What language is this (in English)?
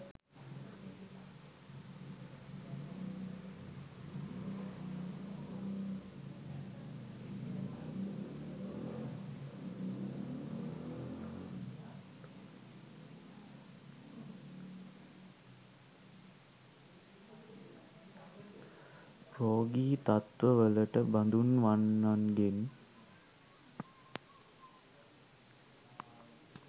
Sinhala